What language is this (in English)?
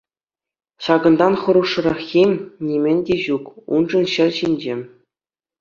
Chuvash